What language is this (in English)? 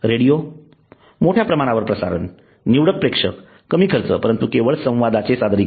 Marathi